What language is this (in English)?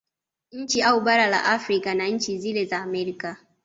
Swahili